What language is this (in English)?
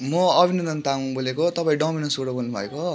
Nepali